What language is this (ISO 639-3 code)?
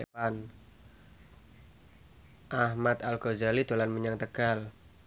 jav